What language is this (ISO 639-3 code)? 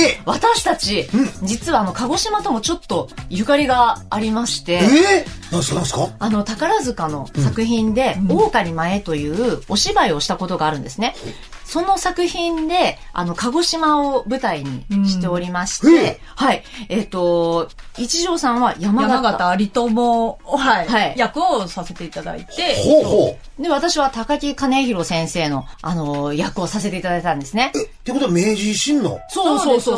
jpn